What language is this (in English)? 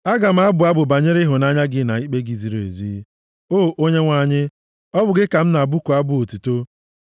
Igbo